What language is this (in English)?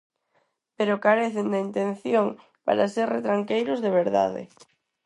Galician